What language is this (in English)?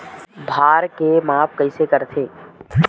Chhattisgarhi